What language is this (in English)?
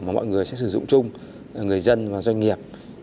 Vietnamese